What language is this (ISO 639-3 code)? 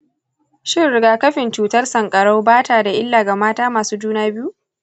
hau